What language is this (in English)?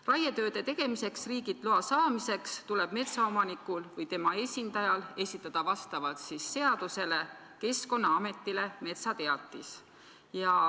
Estonian